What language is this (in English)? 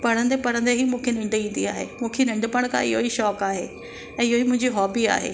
Sindhi